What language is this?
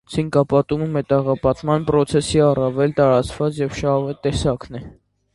Armenian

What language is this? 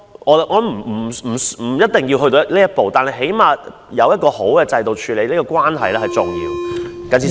Cantonese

